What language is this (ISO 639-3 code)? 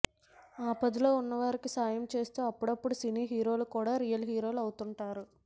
tel